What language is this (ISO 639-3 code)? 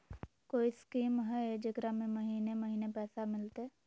mag